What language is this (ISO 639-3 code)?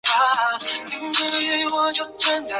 zho